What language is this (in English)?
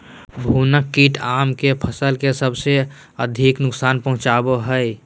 Magahi